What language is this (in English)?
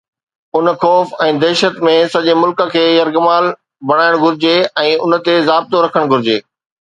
Sindhi